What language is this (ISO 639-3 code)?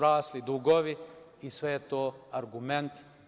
srp